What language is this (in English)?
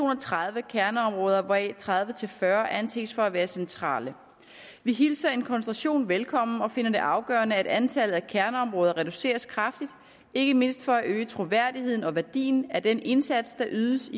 Danish